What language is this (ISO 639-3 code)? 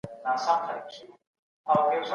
pus